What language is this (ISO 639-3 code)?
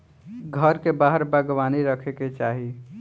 bho